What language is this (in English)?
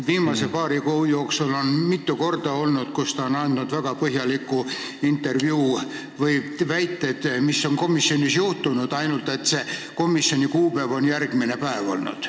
Estonian